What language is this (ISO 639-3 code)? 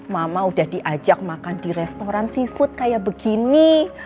ind